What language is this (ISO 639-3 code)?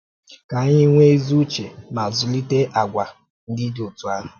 ibo